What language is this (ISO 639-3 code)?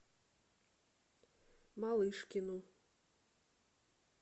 rus